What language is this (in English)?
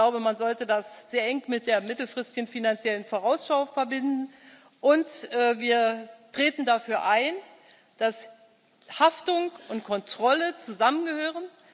German